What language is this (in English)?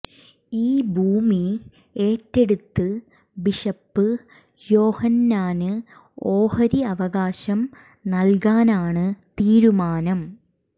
Malayalam